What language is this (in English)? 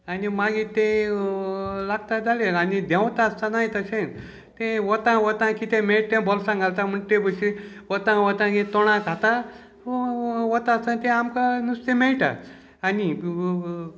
Konkani